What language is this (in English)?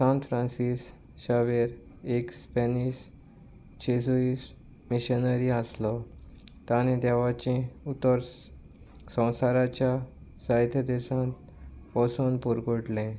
Konkani